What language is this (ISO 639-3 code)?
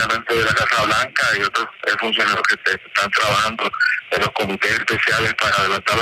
spa